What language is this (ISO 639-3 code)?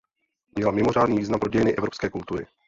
ces